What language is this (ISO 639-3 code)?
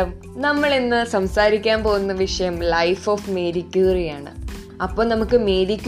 mal